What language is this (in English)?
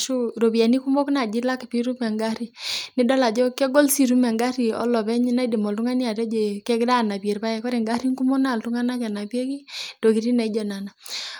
Masai